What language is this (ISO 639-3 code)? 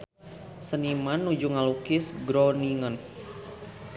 sun